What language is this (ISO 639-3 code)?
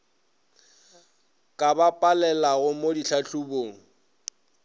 nso